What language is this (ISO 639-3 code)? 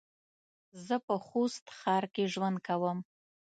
pus